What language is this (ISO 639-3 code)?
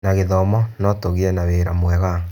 kik